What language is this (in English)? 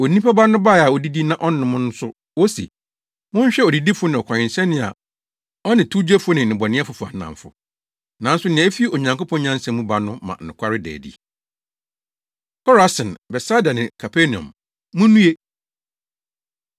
Akan